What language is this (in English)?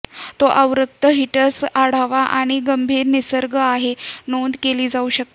Marathi